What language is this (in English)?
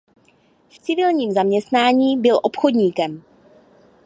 Czech